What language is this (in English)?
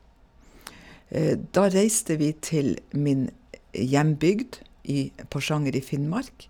Norwegian